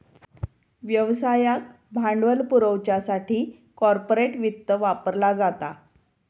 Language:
Marathi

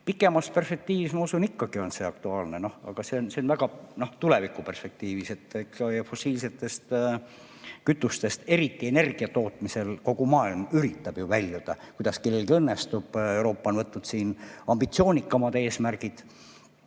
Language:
Estonian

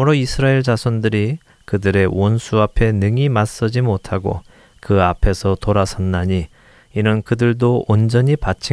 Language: Korean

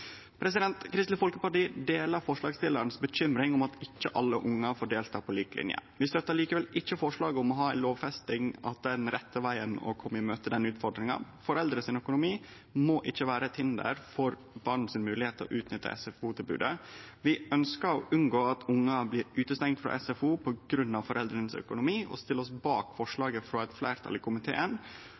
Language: Norwegian Nynorsk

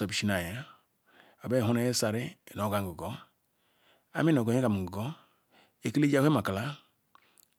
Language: Ikwere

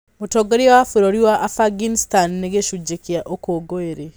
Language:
Kikuyu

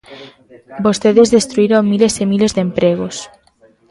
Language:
Galician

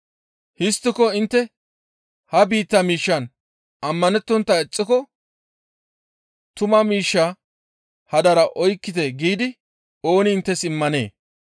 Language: Gamo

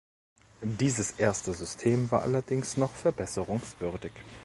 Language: German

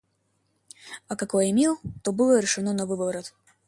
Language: Russian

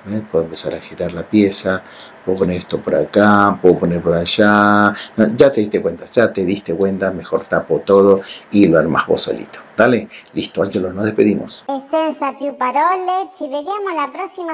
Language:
Spanish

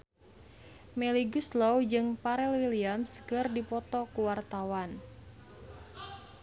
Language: Sundanese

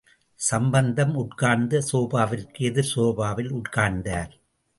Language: Tamil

